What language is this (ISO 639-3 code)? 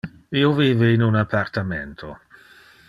ina